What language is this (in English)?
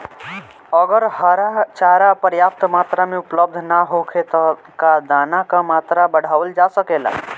Bhojpuri